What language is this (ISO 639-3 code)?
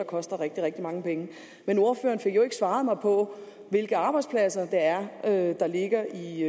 dan